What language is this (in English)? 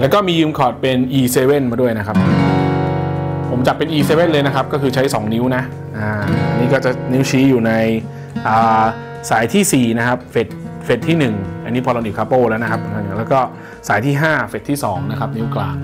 Thai